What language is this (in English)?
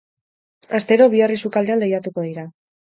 Basque